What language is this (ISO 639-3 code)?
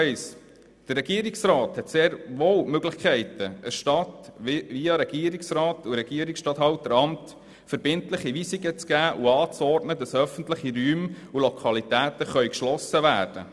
gsw